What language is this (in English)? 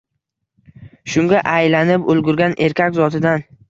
Uzbek